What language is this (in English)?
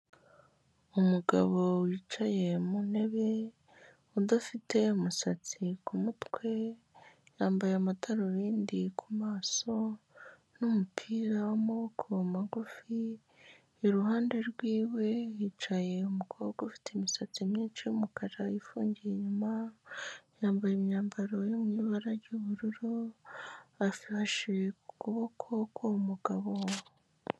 Kinyarwanda